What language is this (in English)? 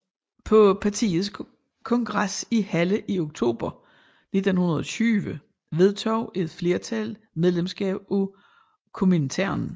Danish